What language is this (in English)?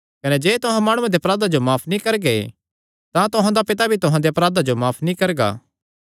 Kangri